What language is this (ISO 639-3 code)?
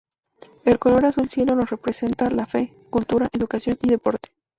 spa